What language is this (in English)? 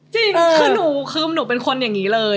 Thai